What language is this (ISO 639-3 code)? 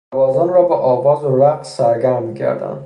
fas